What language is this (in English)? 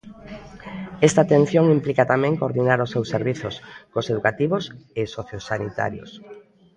Galician